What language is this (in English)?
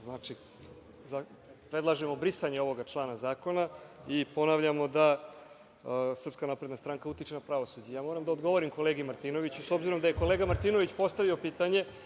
Serbian